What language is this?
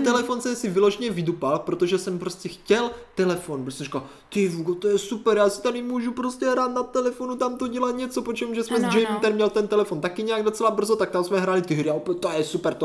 Czech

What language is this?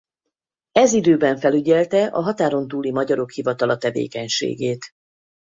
Hungarian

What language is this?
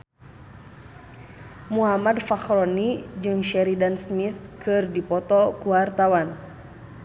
Sundanese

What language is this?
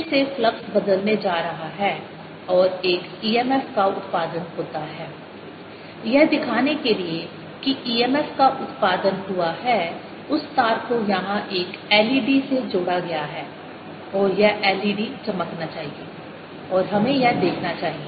Hindi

